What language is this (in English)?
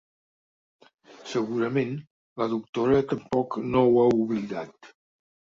Catalan